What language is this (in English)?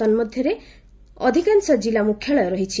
Odia